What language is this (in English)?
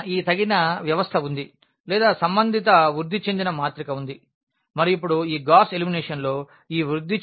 Telugu